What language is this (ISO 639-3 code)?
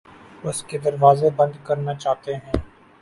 urd